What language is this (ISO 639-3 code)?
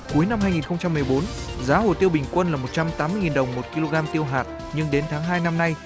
vie